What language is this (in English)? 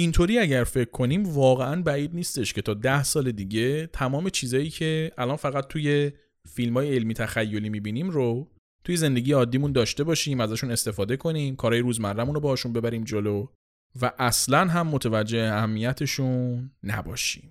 Persian